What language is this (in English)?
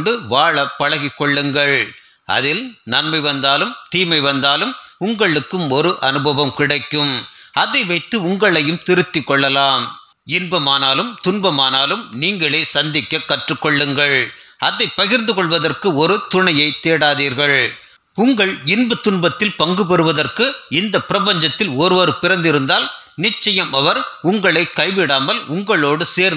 Indonesian